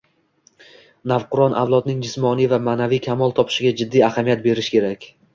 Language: Uzbek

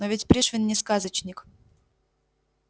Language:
Russian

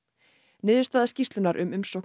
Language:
Icelandic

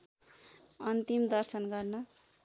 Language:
Nepali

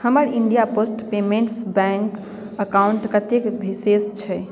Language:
Maithili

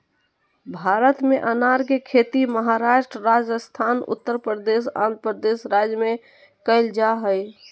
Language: Magahi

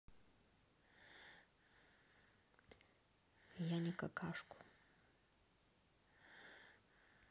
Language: Russian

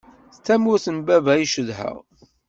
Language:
Kabyle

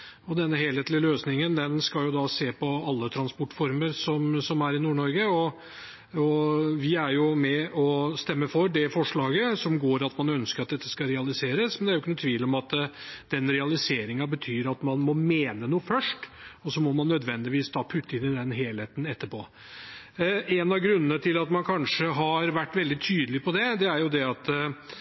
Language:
Norwegian Bokmål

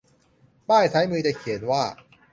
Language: Thai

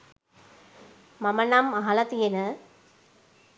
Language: Sinhala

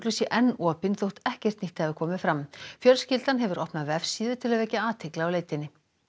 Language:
Icelandic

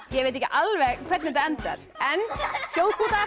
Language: Icelandic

